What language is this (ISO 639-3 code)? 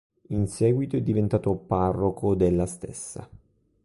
ita